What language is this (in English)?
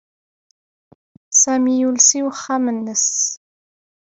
Kabyle